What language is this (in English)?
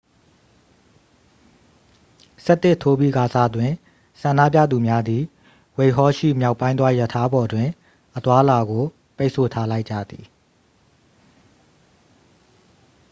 Burmese